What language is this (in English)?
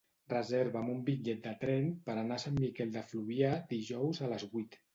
Catalan